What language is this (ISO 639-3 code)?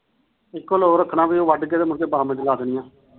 pan